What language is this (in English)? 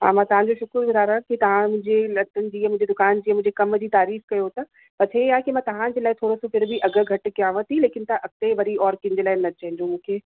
Sindhi